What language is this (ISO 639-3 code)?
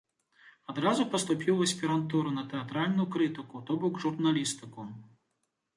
bel